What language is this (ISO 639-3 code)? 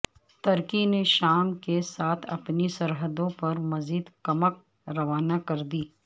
urd